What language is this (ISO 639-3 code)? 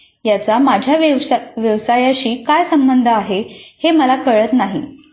mar